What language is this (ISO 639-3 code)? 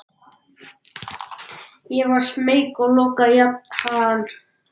isl